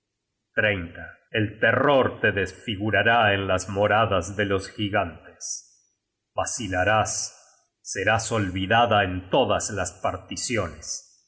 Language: Spanish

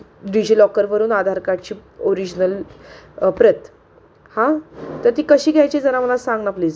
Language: Marathi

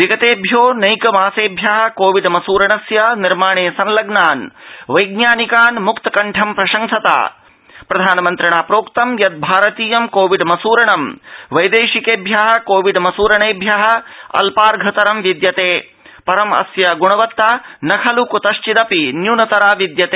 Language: Sanskrit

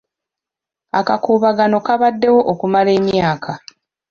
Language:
Ganda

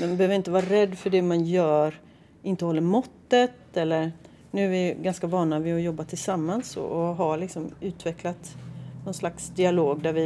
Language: Swedish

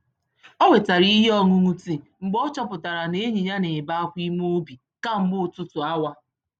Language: Igbo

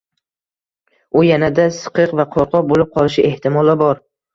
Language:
Uzbek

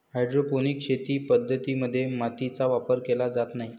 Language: Marathi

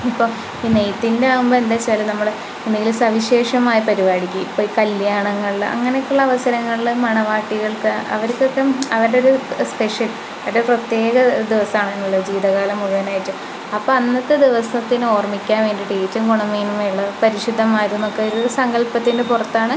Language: Malayalam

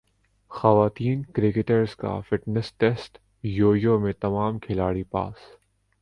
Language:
Urdu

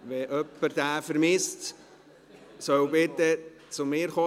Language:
Swiss German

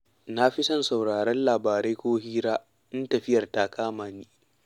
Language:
Hausa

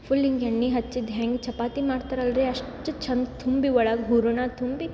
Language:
Kannada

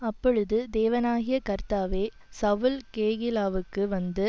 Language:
Tamil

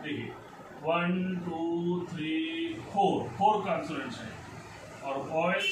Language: Hindi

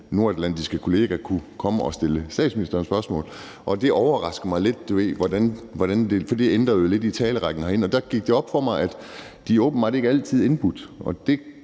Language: Danish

